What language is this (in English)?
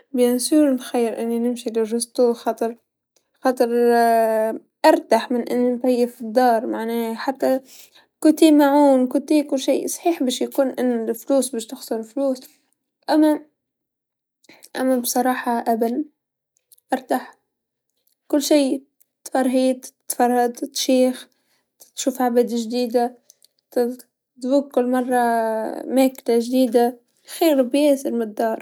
Tunisian Arabic